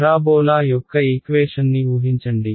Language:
Telugu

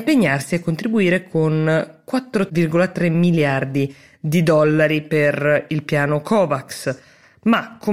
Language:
Italian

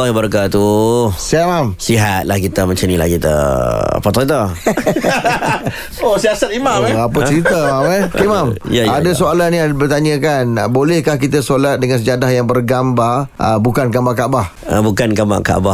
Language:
Malay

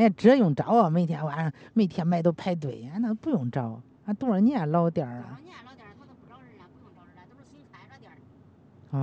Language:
Chinese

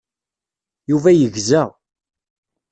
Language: Kabyle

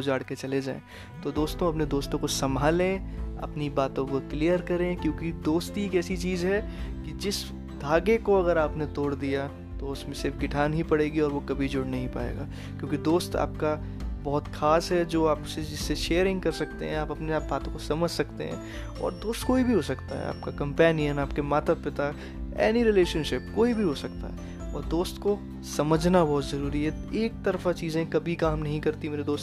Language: Hindi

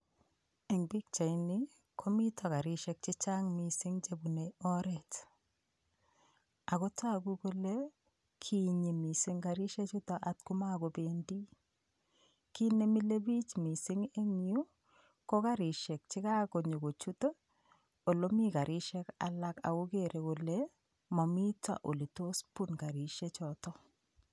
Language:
Kalenjin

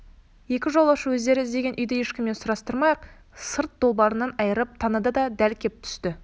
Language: Kazakh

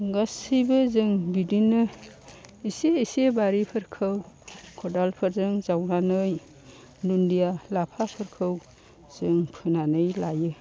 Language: Bodo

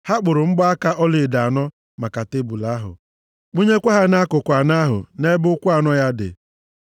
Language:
Igbo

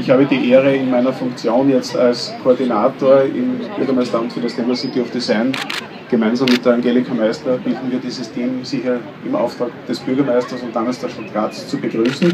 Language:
German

